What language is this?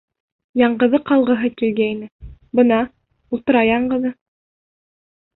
Bashkir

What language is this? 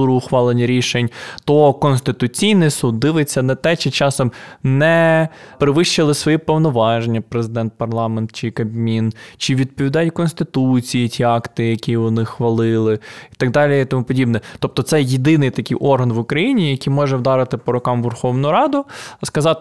Ukrainian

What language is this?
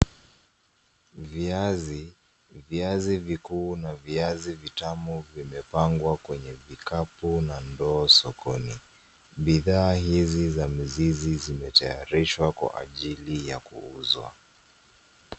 Swahili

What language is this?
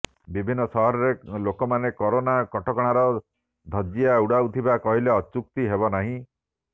Odia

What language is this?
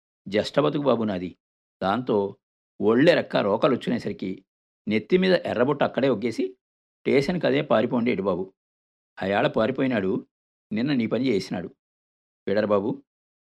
Telugu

